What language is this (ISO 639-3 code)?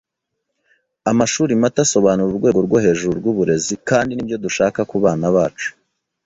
kin